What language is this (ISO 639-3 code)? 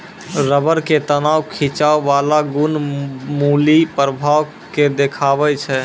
mai